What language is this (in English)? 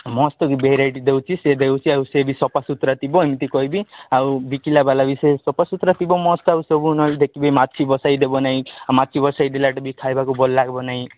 Odia